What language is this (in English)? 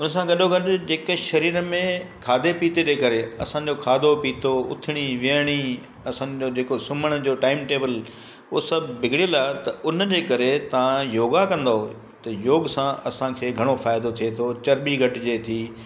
Sindhi